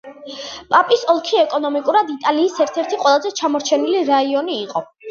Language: Georgian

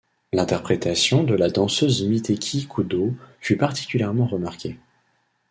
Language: French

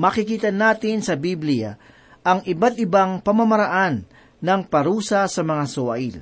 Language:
Filipino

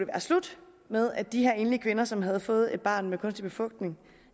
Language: Danish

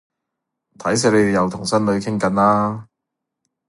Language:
Cantonese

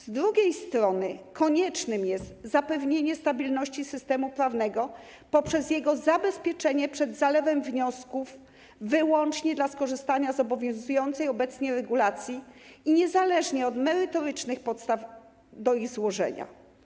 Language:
Polish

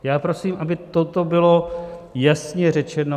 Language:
Czech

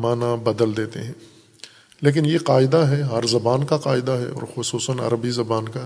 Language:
Urdu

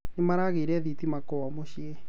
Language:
Kikuyu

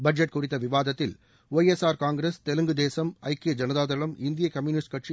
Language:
Tamil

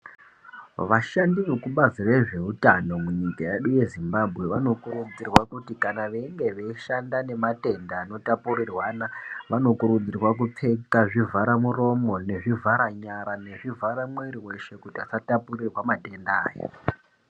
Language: Ndau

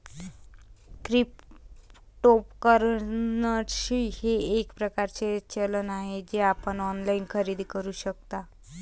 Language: Marathi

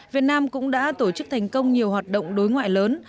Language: Vietnamese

